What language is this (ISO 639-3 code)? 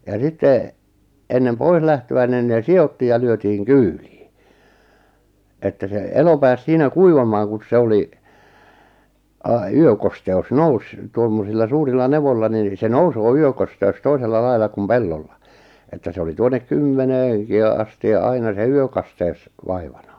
fin